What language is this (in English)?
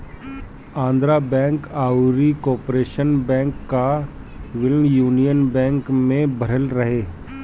Bhojpuri